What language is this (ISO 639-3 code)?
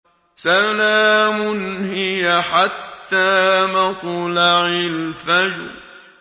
ara